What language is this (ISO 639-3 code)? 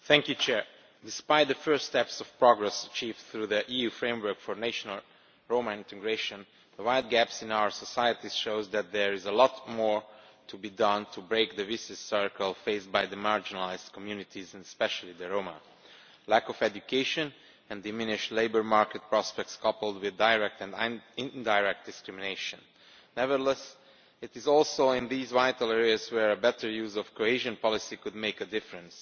eng